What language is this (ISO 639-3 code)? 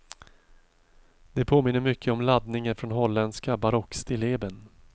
swe